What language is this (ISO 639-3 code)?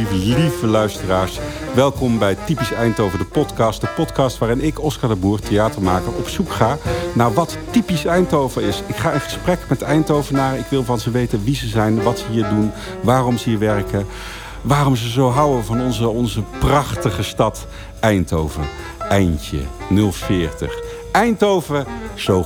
nld